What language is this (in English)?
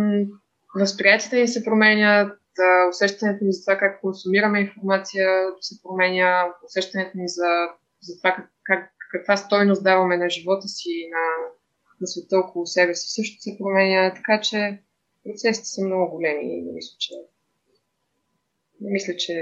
Bulgarian